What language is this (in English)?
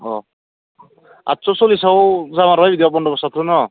Bodo